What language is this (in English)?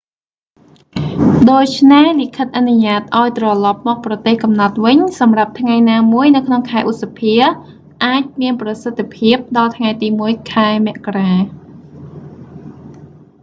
Khmer